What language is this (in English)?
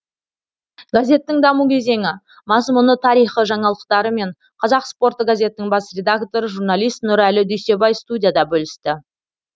Kazakh